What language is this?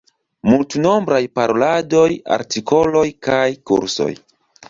Esperanto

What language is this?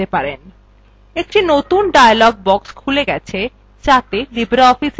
Bangla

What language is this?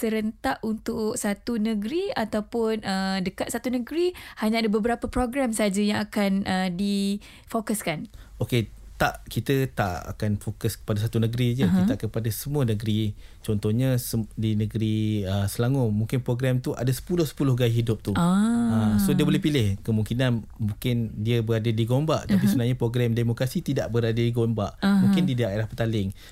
Malay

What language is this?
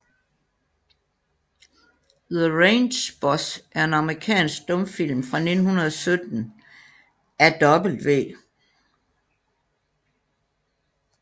Danish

